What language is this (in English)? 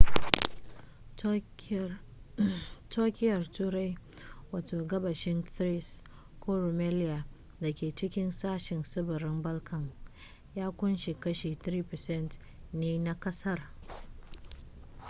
Hausa